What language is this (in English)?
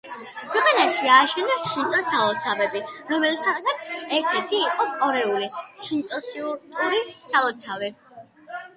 Georgian